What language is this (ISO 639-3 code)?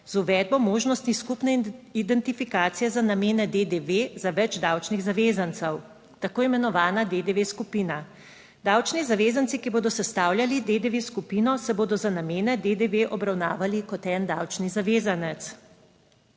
slv